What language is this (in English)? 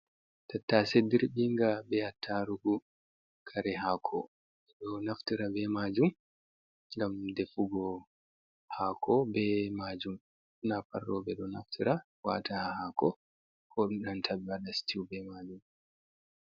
Fula